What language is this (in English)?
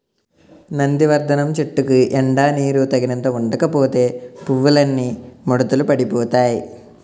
Telugu